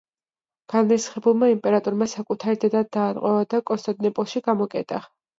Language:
Georgian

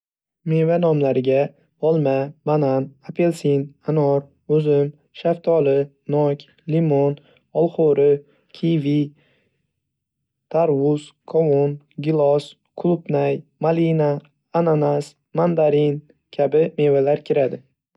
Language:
Uzbek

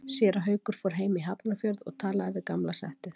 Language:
Icelandic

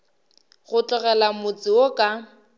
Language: Northern Sotho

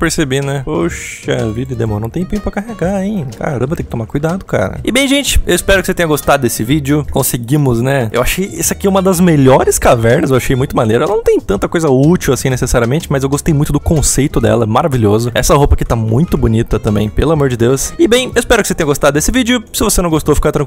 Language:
Portuguese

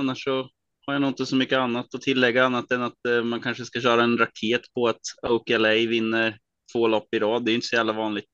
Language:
Swedish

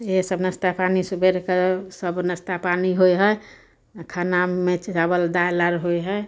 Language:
Maithili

